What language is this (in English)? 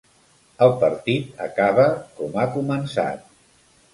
Catalan